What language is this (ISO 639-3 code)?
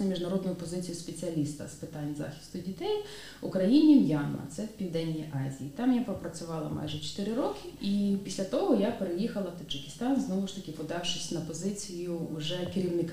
ukr